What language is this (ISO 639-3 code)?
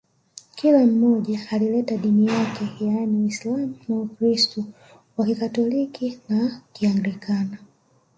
swa